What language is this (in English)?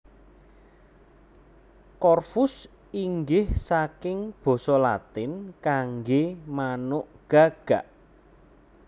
Javanese